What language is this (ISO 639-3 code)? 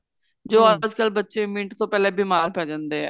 pan